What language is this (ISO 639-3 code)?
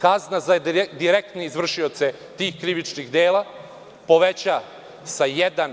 srp